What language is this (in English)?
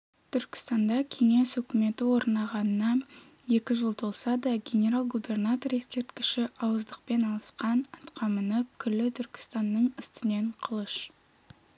Kazakh